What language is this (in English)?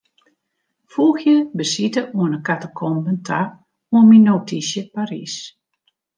Western Frisian